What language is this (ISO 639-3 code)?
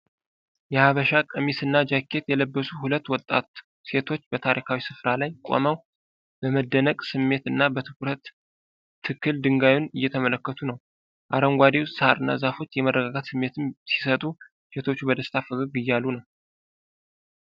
amh